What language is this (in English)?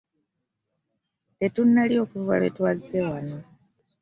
Ganda